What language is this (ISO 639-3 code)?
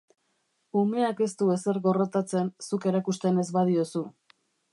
eus